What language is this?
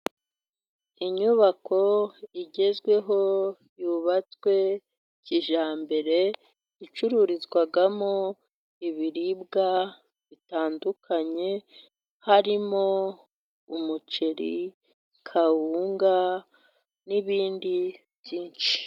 Kinyarwanda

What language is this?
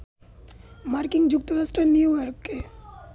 Bangla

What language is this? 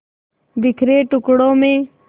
Hindi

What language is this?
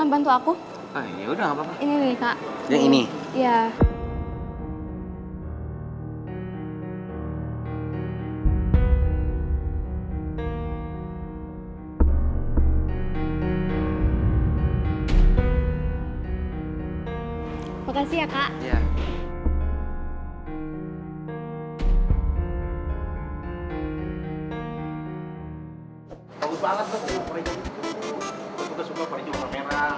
Indonesian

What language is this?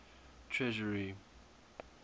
English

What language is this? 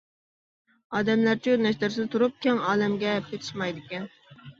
Uyghur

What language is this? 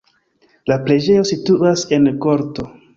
Esperanto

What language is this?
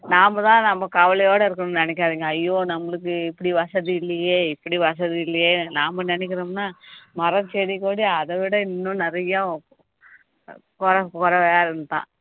Tamil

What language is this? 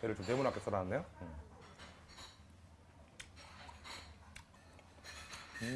Korean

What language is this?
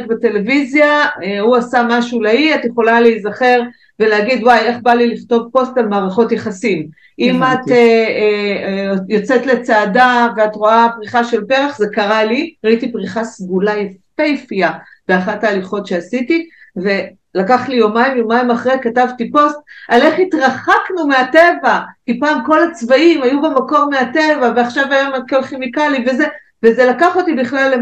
Hebrew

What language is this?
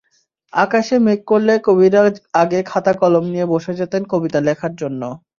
Bangla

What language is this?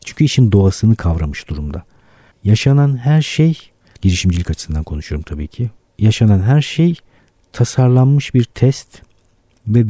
Turkish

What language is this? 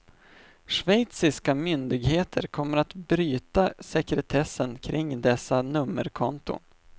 Swedish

